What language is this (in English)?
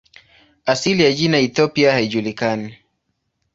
Swahili